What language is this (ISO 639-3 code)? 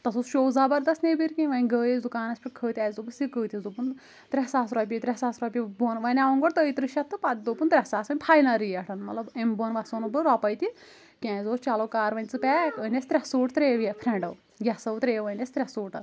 kas